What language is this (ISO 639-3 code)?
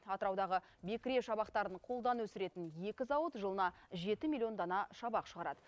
kaz